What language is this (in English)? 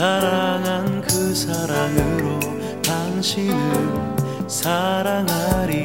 Korean